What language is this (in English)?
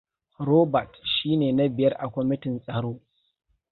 Hausa